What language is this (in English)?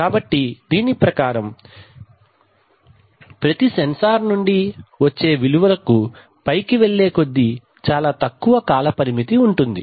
Telugu